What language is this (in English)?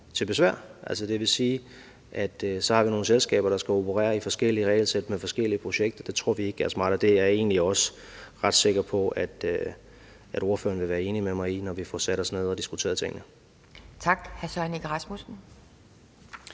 Danish